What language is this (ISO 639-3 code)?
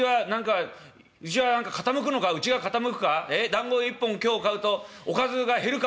jpn